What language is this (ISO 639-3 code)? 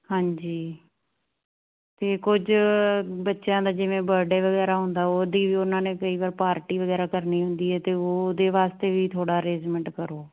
pan